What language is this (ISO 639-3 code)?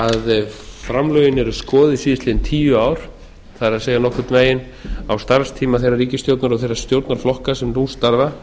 isl